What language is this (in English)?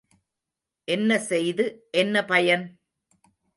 Tamil